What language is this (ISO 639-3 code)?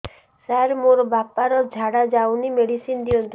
ori